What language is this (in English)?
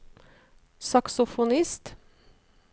Norwegian